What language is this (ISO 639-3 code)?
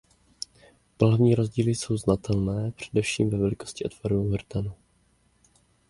ces